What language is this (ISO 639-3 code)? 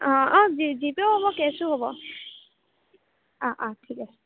asm